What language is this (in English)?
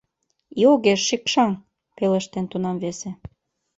Mari